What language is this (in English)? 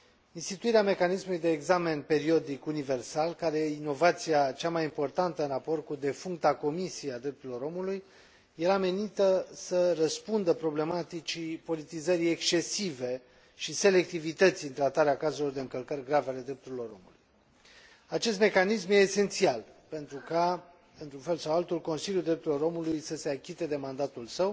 Romanian